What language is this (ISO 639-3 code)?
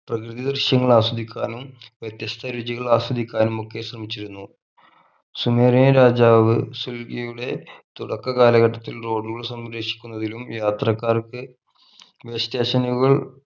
mal